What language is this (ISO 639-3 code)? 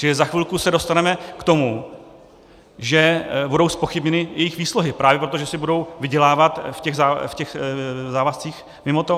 ces